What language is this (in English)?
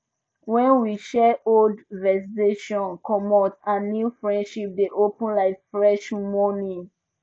Nigerian Pidgin